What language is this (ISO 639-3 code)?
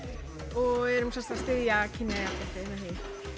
isl